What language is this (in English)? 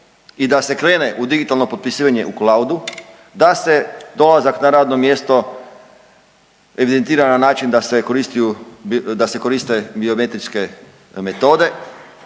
Croatian